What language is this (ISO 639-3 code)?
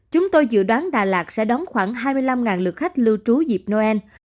vie